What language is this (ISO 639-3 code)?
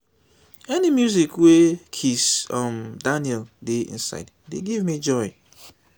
pcm